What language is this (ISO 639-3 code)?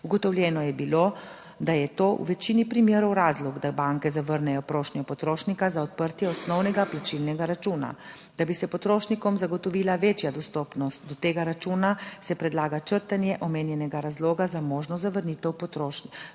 slv